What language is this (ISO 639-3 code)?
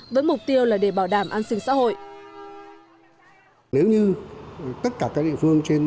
vie